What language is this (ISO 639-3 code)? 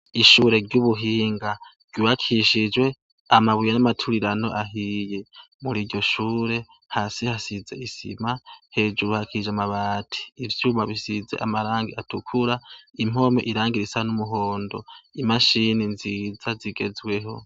run